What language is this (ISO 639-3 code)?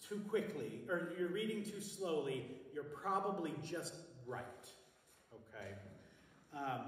eng